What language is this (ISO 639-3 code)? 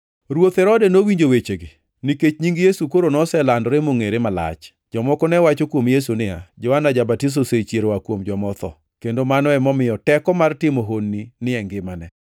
luo